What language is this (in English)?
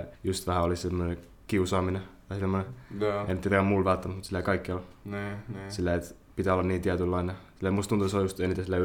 Finnish